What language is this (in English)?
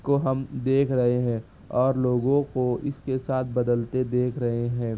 Urdu